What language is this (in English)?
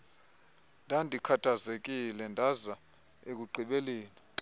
Xhosa